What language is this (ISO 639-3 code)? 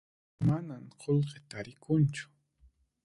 qxp